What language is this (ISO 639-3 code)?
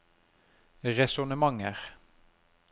nor